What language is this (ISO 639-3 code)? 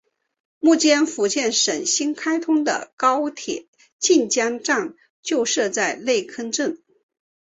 zho